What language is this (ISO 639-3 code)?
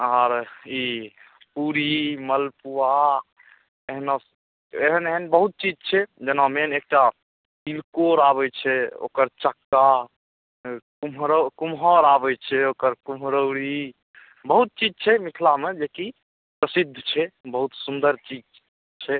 mai